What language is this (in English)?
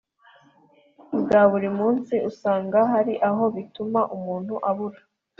Kinyarwanda